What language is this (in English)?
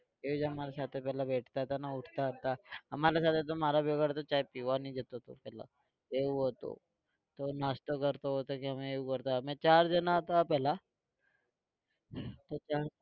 Gujarati